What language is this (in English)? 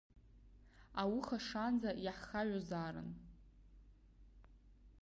Abkhazian